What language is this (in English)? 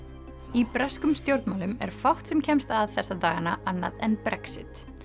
Icelandic